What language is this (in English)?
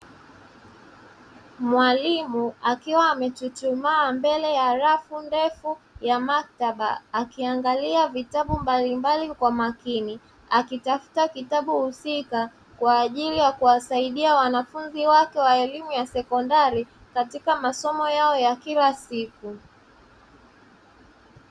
Swahili